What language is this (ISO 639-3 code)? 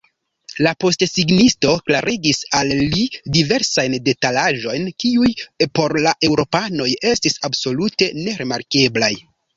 epo